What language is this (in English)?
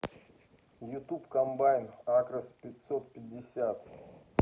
Russian